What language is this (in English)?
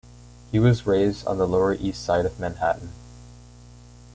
English